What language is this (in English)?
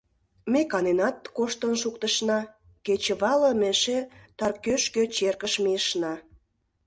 Mari